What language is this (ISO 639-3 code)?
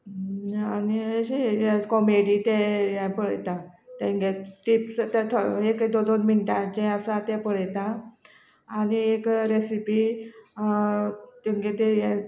kok